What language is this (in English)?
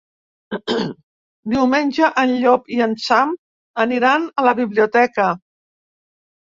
Catalan